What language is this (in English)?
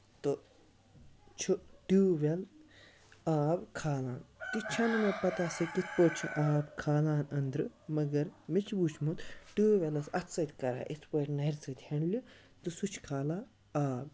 Kashmiri